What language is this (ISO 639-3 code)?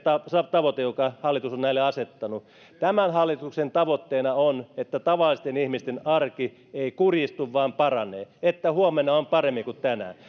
fin